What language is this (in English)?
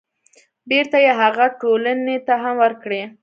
Pashto